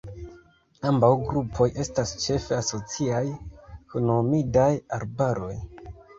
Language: Esperanto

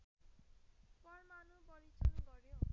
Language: Nepali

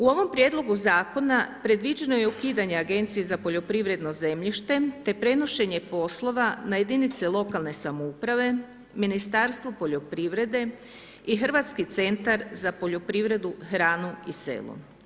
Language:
Croatian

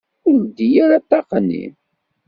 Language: Kabyle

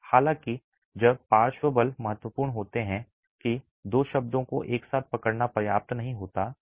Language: Hindi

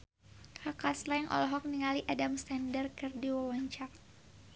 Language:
Sundanese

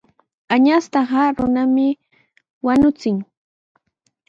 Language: Sihuas Ancash Quechua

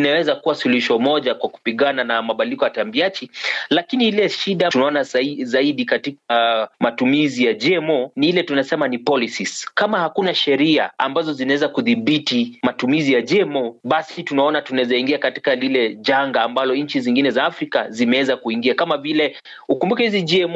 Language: Swahili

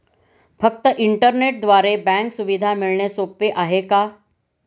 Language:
Marathi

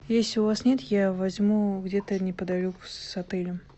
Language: Russian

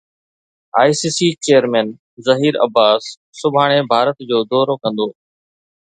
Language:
Sindhi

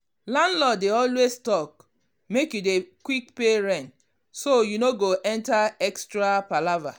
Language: Nigerian Pidgin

